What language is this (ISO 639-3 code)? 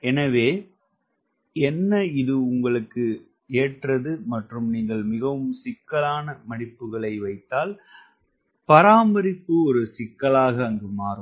tam